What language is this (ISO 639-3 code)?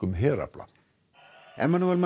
isl